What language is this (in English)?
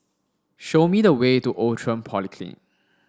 English